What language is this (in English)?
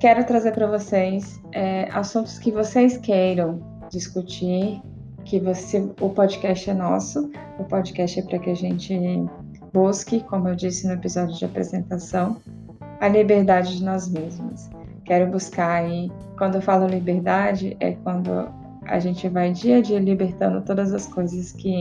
Portuguese